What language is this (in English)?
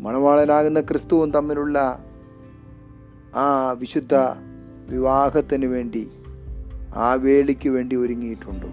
Malayalam